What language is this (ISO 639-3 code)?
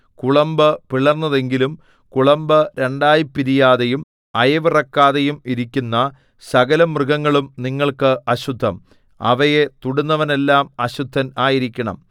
mal